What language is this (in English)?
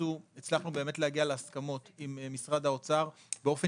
Hebrew